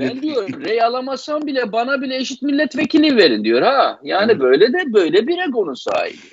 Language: Turkish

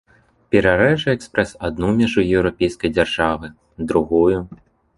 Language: Belarusian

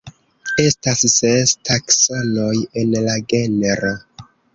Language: Esperanto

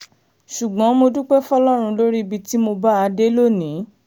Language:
Yoruba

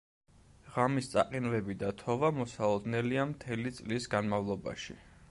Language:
Georgian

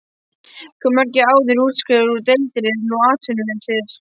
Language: Icelandic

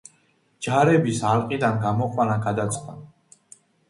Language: Georgian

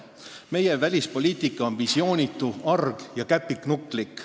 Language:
Estonian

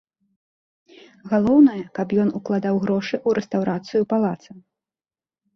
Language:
Belarusian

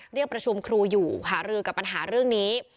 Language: Thai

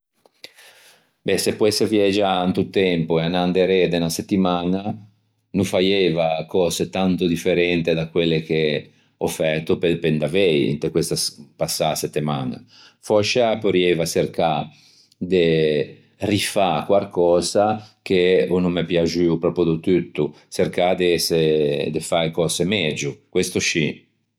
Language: Ligurian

